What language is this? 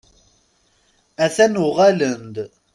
Kabyle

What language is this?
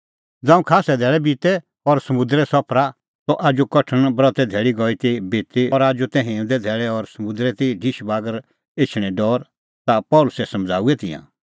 Kullu Pahari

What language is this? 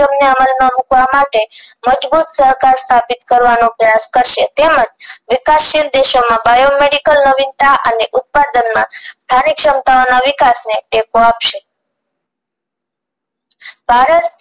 Gujarati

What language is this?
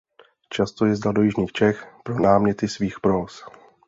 Czech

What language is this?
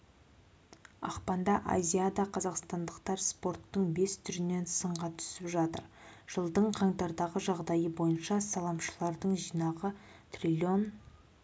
Kazakh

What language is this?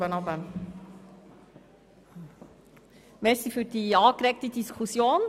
Swiss German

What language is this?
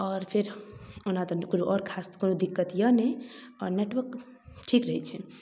Maithili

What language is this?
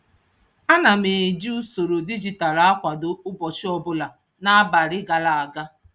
Igbo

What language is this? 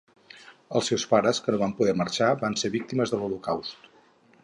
Catalan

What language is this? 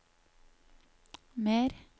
Norwegian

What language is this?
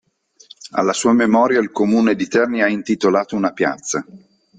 Italian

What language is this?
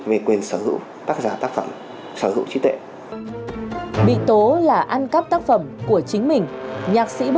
Vietnamese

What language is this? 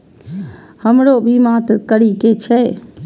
Maithili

